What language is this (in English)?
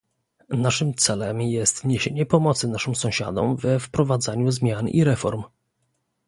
Polish